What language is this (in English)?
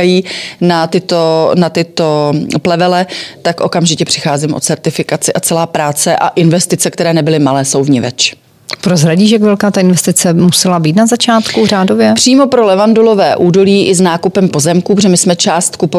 Czech